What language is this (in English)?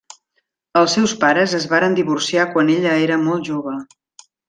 Catalan